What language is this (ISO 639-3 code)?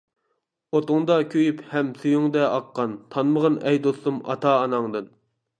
uig